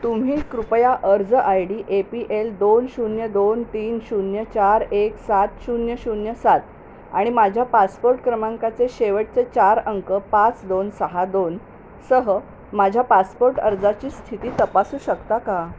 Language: Marathi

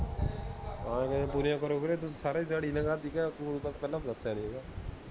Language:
Punjabi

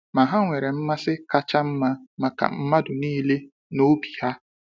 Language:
Igbo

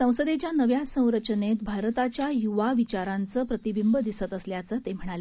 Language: Marathi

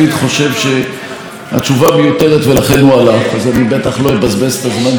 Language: Hebrew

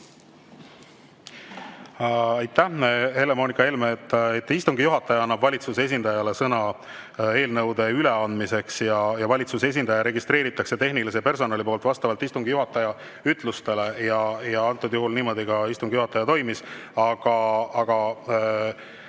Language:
Estonian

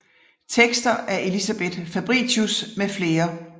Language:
Danish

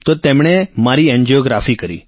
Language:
Gujarati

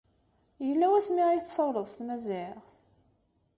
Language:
Kabyle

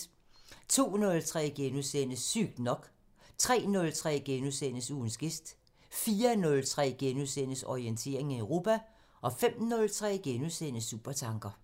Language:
Danish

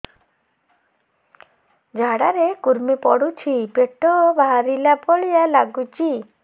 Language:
Odia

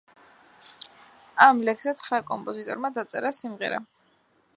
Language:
Georgian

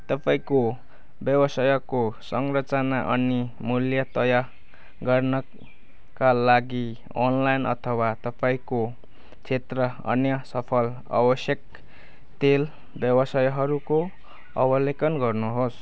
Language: Nepali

